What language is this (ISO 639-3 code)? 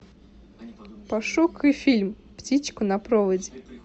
rus